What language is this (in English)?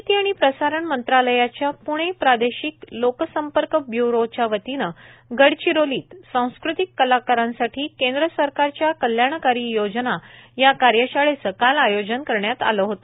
Marathi